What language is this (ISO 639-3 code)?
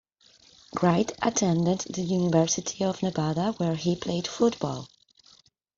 eng